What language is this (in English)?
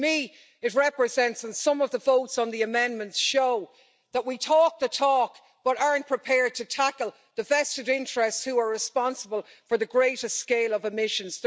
English